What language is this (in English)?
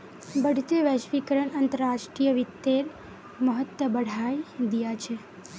Magahi